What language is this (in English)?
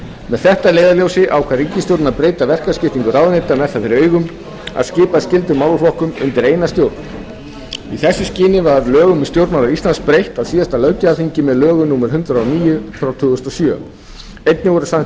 Icelandic